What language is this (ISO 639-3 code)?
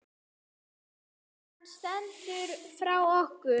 isl